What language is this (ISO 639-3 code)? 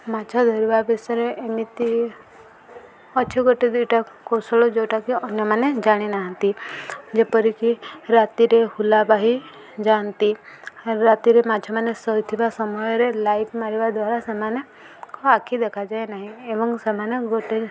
ori